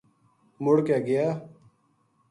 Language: Gujari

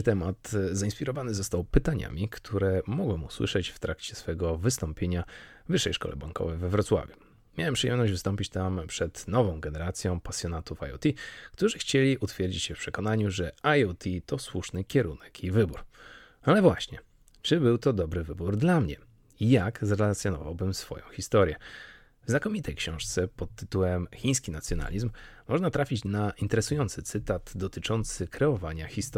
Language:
Polish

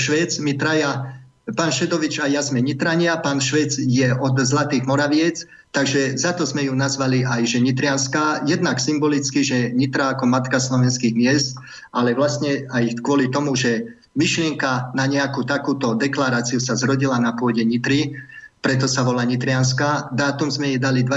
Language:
Slovak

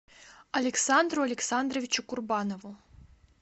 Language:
Russian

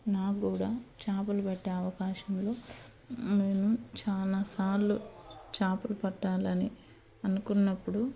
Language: Telugu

